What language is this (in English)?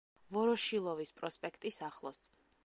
Georgian